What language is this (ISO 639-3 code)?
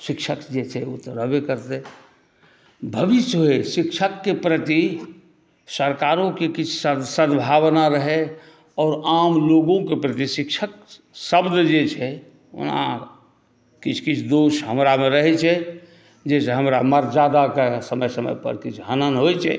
mai